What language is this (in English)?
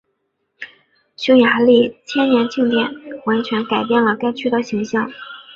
Chinese